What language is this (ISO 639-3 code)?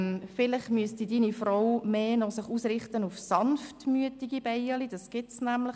gsw